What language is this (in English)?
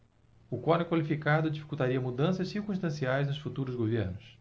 Portuguese